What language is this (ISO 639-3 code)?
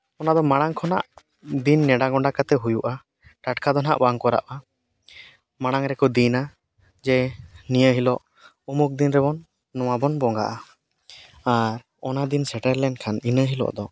sat